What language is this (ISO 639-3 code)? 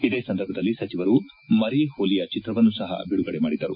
kan